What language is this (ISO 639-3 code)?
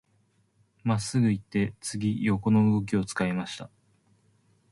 jpn